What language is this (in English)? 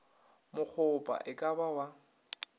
Northern Sotho